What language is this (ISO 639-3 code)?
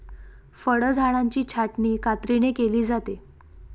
mar